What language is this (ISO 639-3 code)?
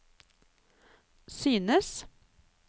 nor